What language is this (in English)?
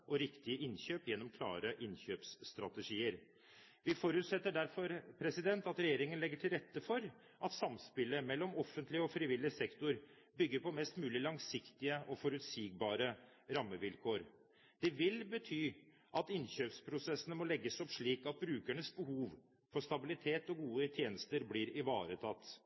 Norwegian Bokmål